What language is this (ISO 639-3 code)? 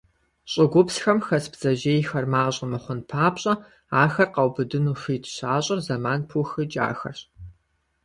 kbd